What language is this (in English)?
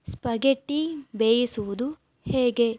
Kannada